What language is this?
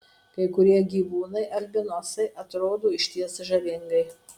Lithuanian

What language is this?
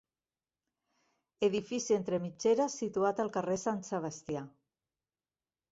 Catalan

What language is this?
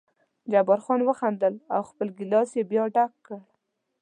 Pashto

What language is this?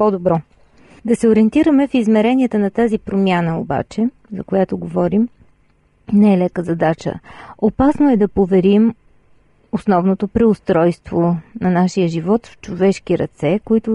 Bulgarian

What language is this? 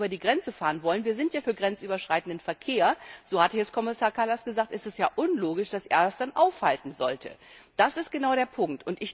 German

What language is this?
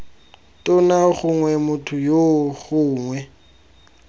Tswana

